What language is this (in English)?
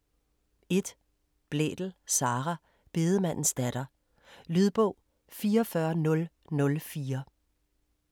Danish